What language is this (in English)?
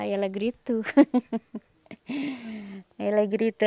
Portuguese